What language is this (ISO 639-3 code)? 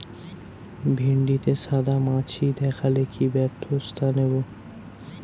ben